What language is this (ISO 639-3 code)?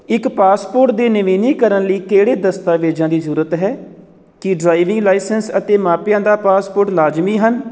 pan